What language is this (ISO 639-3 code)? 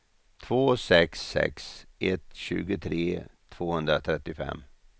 swe